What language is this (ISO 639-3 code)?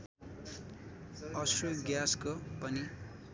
nep